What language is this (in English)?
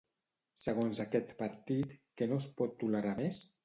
Catalan